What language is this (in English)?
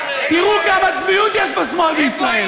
Hebrew